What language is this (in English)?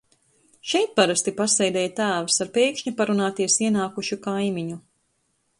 Latvian